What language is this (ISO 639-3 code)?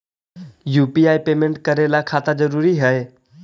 mag